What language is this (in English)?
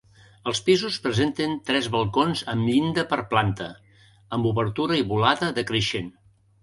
Catalan